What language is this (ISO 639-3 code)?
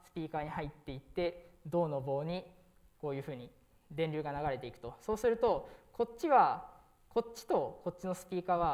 jpn